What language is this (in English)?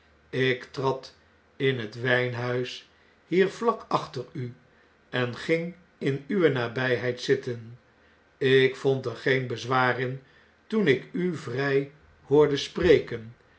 Dutch